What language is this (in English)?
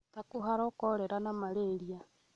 Kikuyu